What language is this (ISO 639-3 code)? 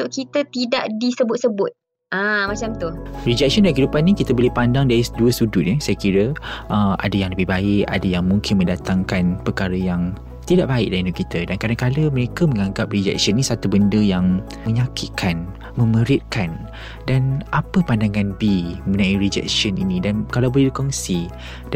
msa